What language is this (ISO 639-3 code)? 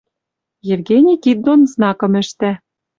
mrj